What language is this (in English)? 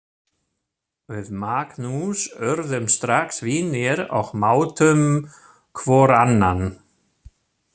Icelandic